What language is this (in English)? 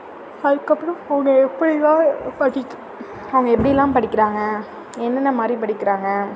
Tamil